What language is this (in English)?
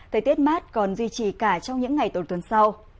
Vietnamese